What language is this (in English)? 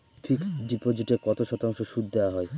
Bangla